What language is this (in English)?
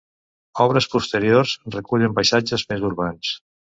Catalan